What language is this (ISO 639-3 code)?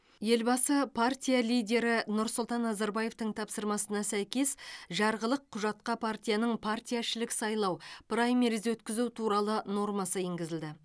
kaz